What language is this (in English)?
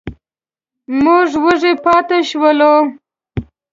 Pashto